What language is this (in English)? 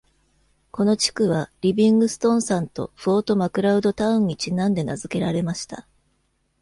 Japanese